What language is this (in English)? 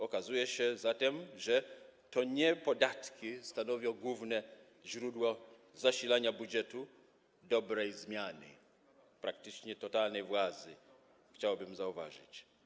Polish